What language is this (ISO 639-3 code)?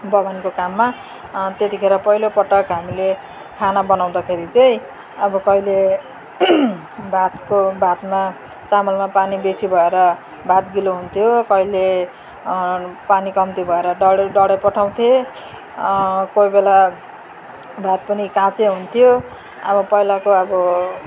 nep